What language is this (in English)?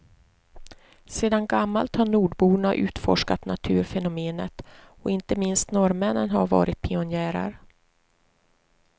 Swedish